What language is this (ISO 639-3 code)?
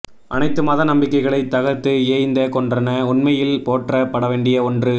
tam